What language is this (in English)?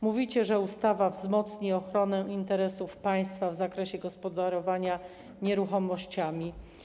Polish